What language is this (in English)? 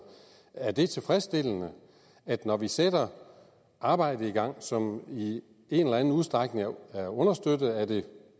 Danish